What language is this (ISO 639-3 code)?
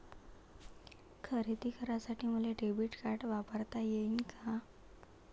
mar